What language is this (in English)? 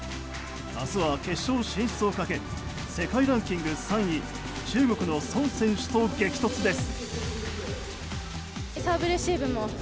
Japanese